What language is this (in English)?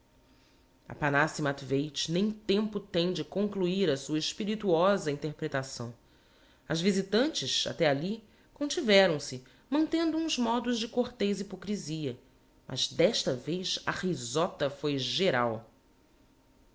Portuguese